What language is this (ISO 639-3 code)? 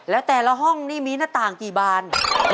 tha